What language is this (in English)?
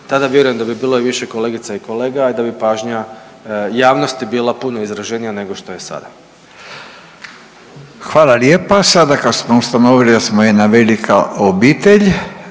Croatian